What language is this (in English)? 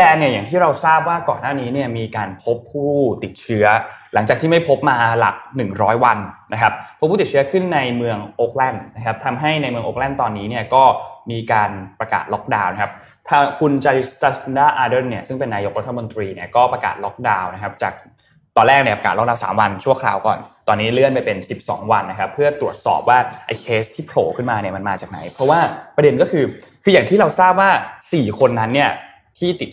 Thai